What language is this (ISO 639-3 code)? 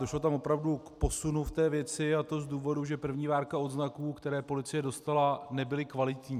ces